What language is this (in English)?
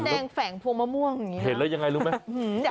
Thai